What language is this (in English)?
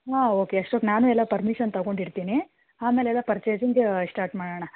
Kannada